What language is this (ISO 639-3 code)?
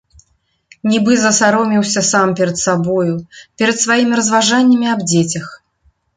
bel